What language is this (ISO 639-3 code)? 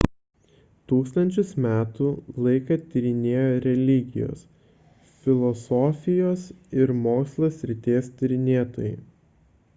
lit